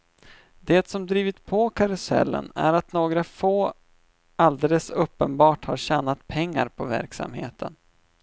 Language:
Swedish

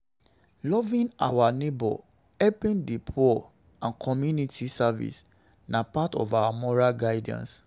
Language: Nigerian Pidgin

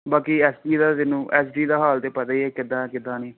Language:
Punjabi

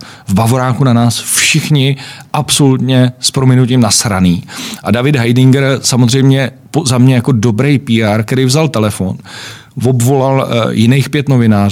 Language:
Czech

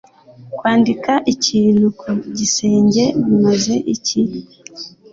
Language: Kinyarwanda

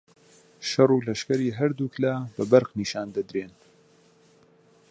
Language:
Central Kurdish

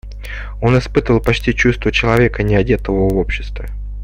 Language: Russian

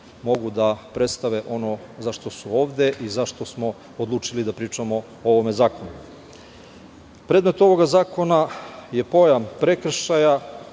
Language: Serbian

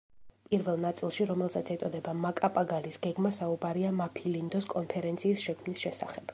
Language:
Georgian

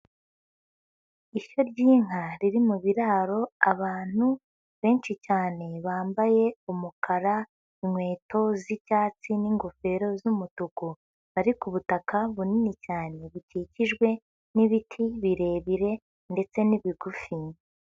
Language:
Kinyarwanda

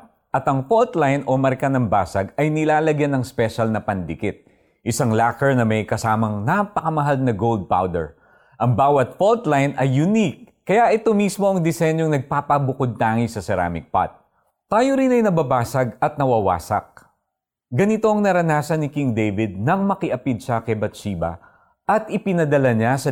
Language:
Filipino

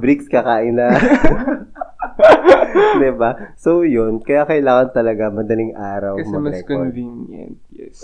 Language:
Filipino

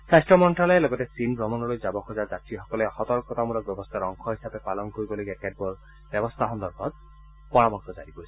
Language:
Assamese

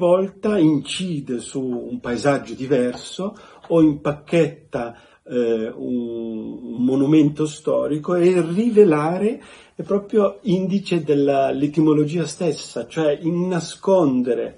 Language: Italian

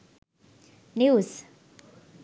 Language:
Sinhala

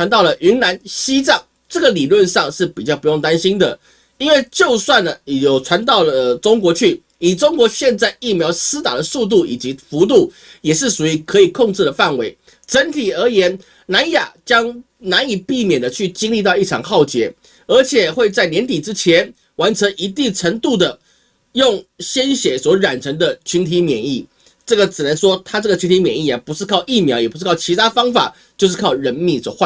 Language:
Chinese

